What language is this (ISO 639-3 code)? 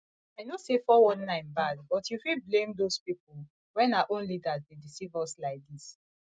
pcm